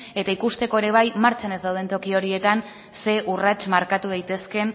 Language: Basque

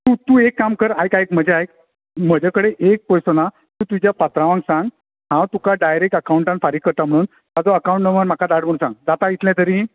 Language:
Konkani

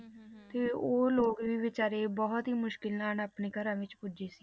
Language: Punjabi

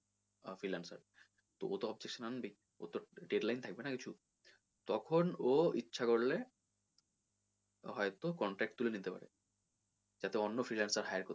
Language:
Bangla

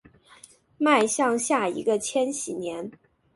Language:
Chinese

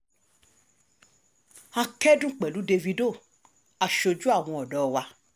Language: Yoruba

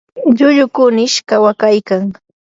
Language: Yanahuanca Pasco Quechua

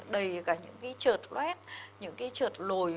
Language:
Vietnamese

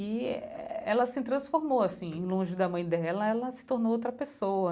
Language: Portuguese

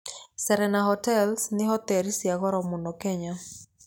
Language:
Kikuyu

